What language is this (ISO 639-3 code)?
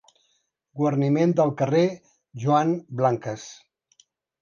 cat